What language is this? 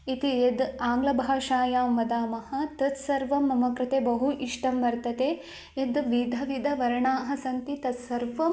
Sanskrit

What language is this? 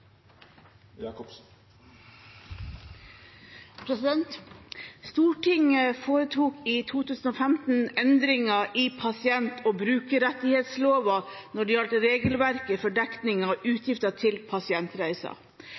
Norwegian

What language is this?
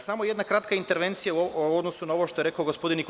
Serbian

